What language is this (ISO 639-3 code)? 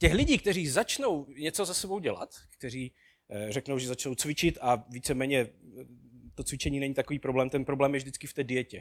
ces